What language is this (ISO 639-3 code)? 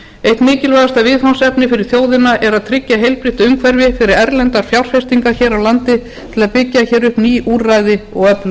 isl